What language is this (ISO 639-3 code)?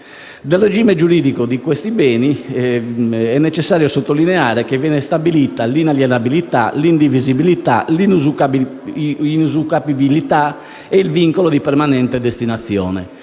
ita